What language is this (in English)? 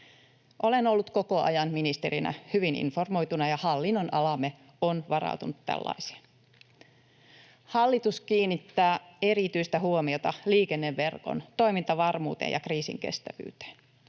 Finnish